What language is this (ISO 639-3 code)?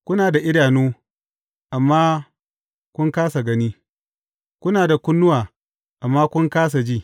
hau